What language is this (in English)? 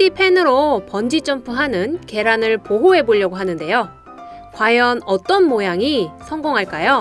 Korean